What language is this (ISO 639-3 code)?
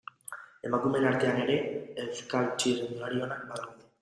eus